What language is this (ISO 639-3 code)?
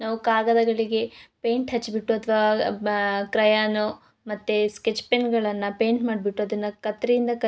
kan